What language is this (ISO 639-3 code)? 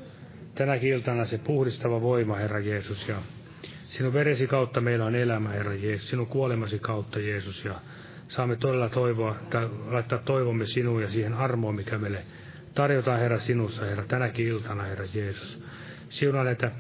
fin